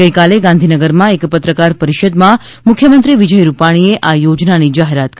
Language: Gujarati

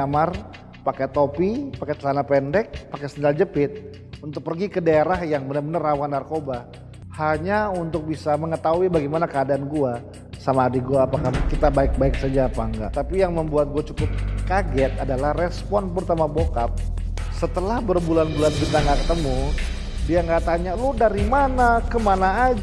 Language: Indonesian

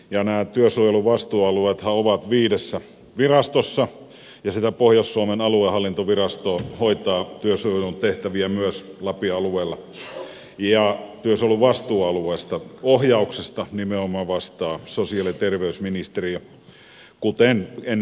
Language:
Finnish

